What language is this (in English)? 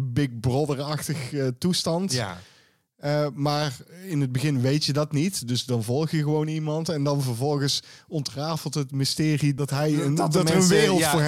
Dutch